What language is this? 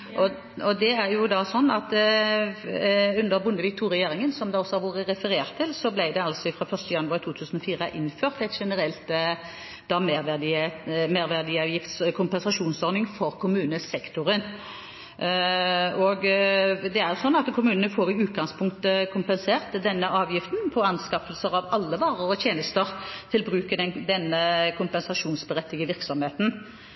Norwegian Bokmål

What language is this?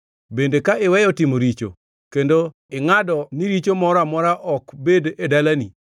Luo (Kenya and Tanzania)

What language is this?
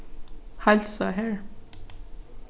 Faroese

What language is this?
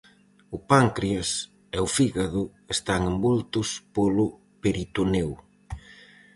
Galician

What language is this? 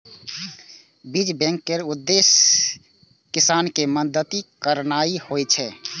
Maithili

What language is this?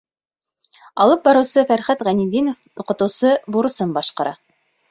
Bashkir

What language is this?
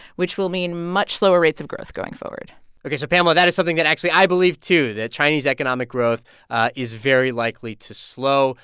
English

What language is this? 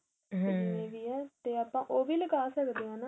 Punjabi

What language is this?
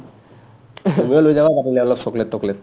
Assamese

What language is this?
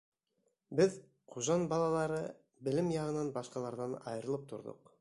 Bashkir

